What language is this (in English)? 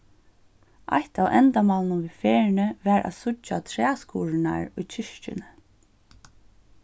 Faroese